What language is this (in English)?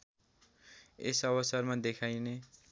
Nepali